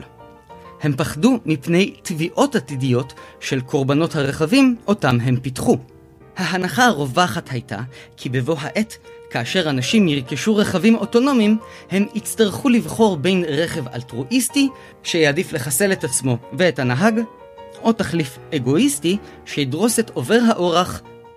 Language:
Hebrew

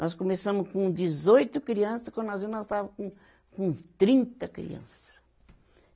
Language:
Portuguese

